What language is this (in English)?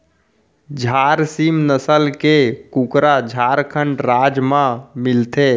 Chhattisgarhi